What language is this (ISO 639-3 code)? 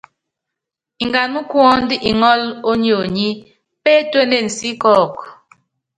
yav